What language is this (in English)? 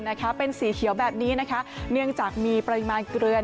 Thai